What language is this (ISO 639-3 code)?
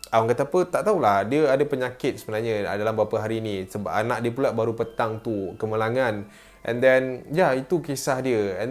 msa